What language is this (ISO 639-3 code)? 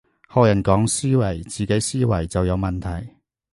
yue